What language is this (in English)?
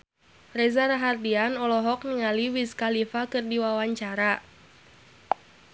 Sundanese